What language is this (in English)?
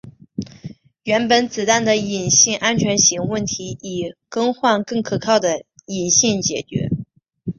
Chinese